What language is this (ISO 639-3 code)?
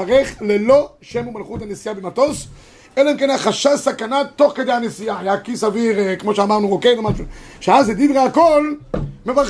heb